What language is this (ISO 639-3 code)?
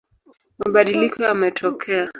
swa